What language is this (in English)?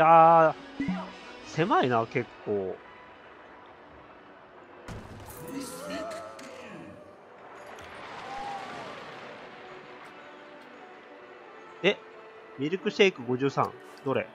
Japanese